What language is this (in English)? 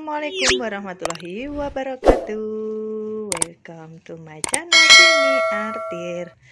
Indonesian